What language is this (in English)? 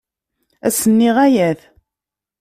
Kabyle